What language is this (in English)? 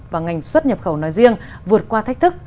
Vietnamese